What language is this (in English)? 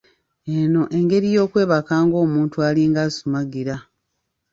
Ganda